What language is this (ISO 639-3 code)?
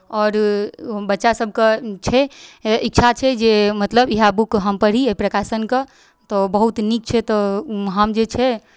mai